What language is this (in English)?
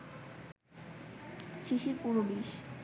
Bangla